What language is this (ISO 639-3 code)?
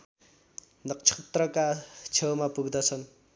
nep